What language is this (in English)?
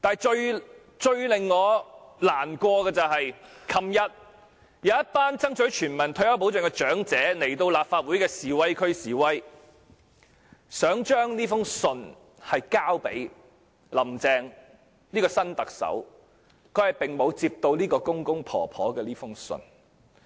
Cantonese